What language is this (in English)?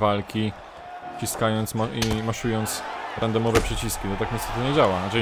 Polish